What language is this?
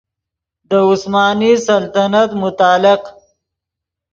Yidgha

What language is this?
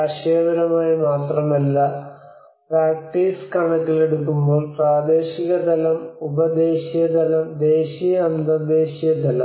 Malayalam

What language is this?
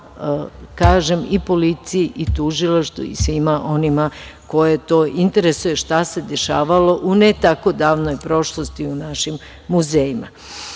Serbian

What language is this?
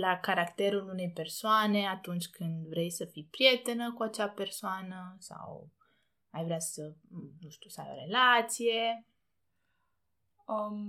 Romanian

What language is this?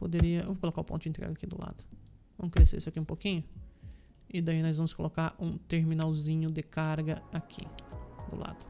Portuguese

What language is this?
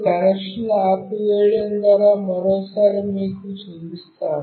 Telugu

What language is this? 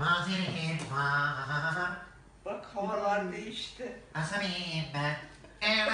Arabic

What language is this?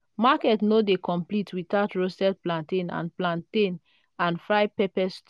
Nigerian Pidgin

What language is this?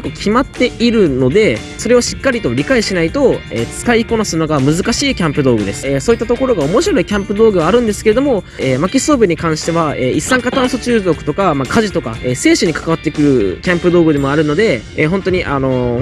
Japanese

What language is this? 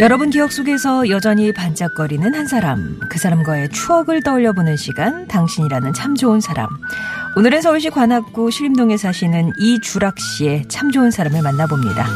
Korean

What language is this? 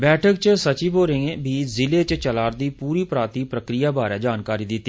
Dogri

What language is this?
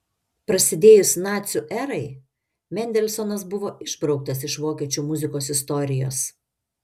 Lithuanian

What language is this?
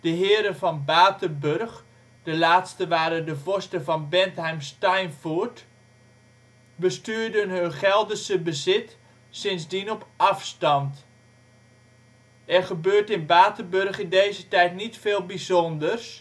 Dutch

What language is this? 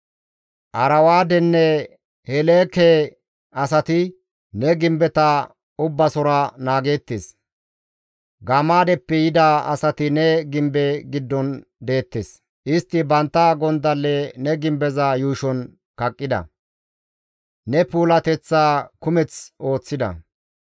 Gamo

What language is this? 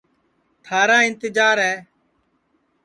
Sansi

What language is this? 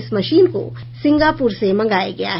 Hindi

